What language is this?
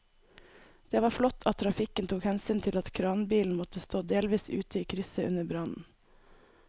Norwegian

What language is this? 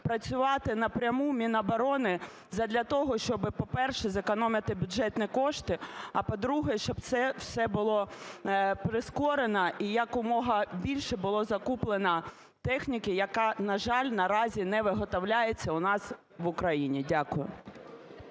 Ukrainian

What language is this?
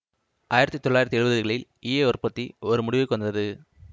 Tamil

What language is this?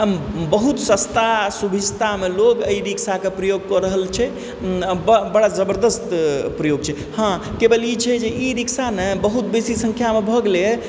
Maithili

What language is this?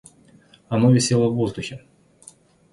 Russian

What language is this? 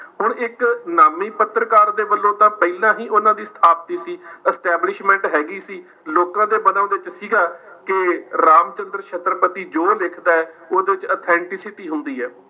Punjabi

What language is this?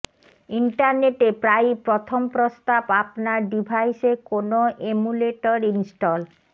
Bangla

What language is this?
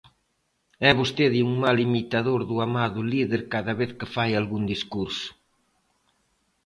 Galician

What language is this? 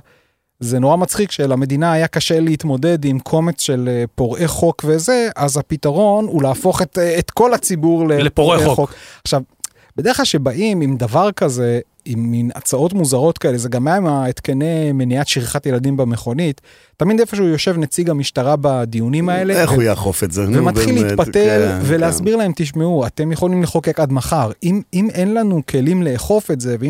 Hebrew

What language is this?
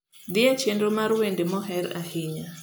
Luo (Kenya and Tanzania)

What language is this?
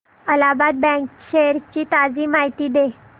Marathi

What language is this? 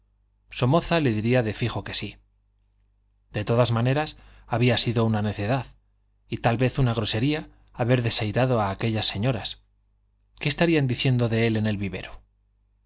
Spanish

